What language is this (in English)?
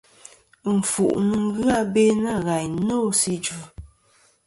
Kom